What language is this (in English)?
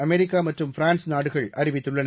Tamil